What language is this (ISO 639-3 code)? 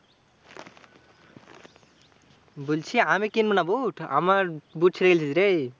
ben